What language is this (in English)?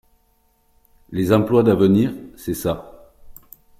French